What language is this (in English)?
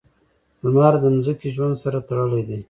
Pashto